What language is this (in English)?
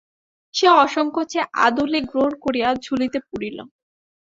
Bangla